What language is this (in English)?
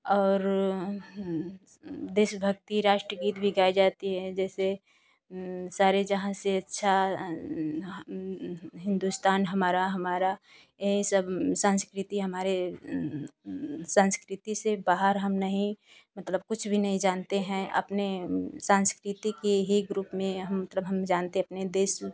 Hindi